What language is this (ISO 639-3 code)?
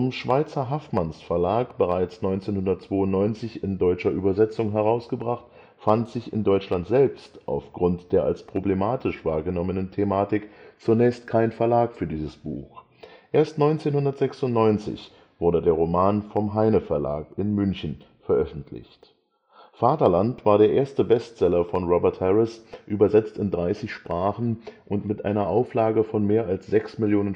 deu